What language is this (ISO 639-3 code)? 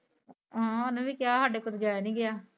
pan